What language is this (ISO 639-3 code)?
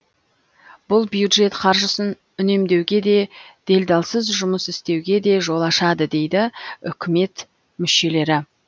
kaz